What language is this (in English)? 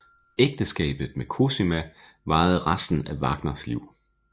Danish